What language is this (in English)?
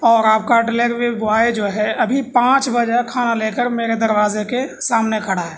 Urdu